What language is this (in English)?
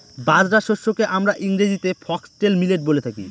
Bangla